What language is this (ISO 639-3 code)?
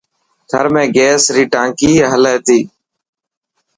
mki